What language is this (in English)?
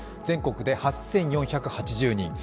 Japanese